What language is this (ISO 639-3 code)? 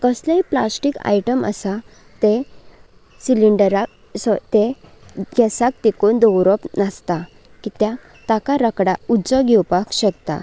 kok